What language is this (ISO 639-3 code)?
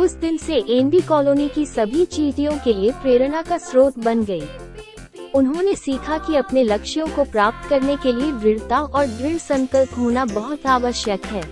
hin